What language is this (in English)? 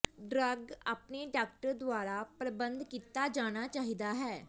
Punjabi